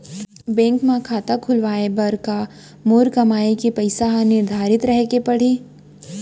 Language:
Chhattisgarhi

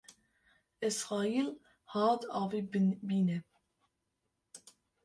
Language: Kurdish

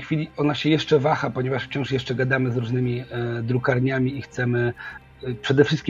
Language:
Polish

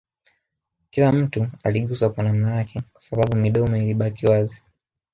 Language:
Swahili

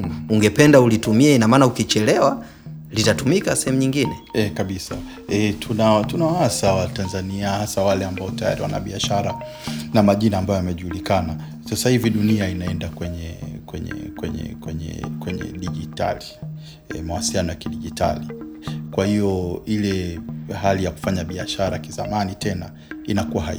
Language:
Swahili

